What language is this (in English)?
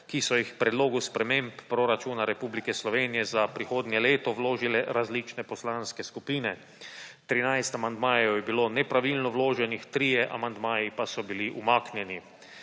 Slovenian